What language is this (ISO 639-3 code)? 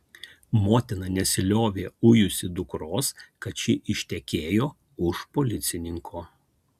lit